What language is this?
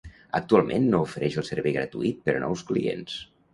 Catalan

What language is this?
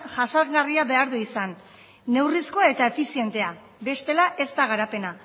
Basque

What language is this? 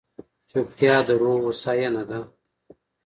Pashto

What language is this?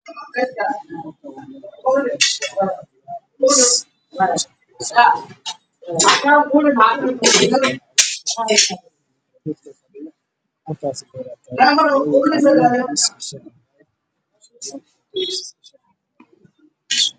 Somali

